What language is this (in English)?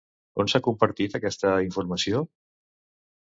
Catalan